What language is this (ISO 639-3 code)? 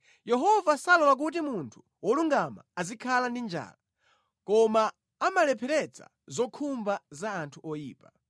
nya